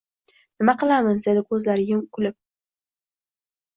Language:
Uzbek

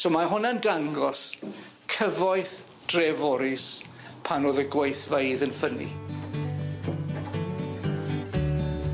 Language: Welsh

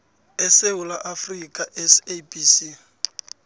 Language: South Ndebele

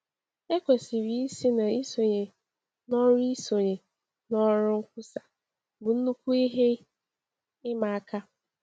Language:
Igbo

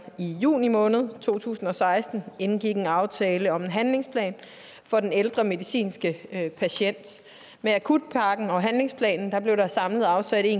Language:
Danish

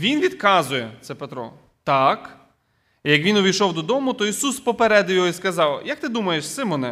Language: Ukrainian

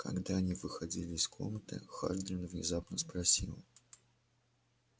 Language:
Russian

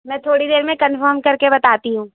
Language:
Urdu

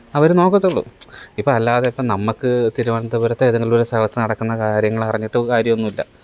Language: Malayalam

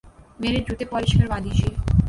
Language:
Urdu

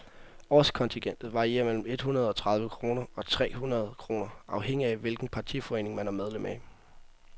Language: Danish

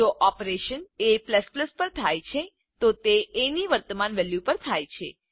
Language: Gujarati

